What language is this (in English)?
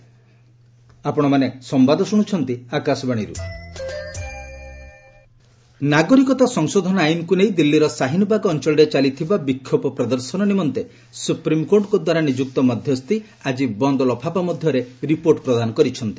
Odia